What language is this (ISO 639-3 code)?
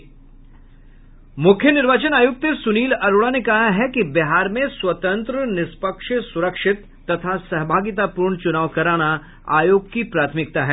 hin